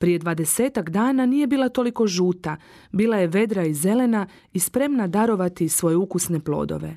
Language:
Croatian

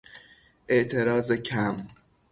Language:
Persian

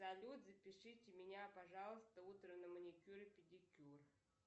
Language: Russian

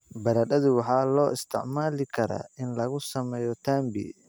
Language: Somali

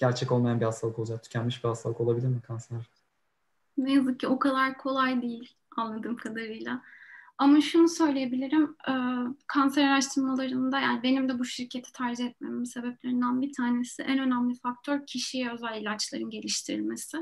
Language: Turkish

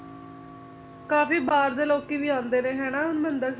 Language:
Punjabi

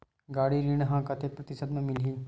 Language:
Chhattisgarhi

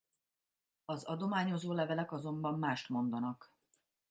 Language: Hungarian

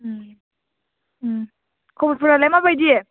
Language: Bodo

